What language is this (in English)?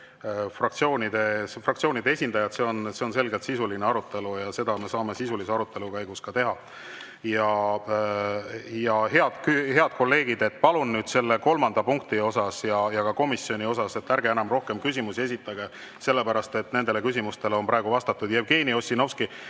Estonian